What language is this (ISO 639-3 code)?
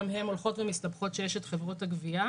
heb